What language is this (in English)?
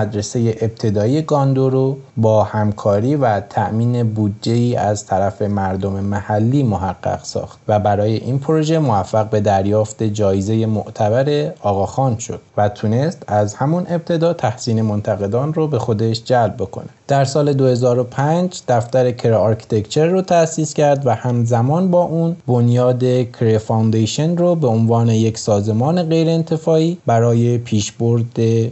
Persian